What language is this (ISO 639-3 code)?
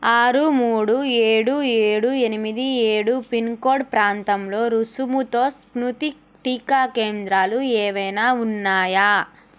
tel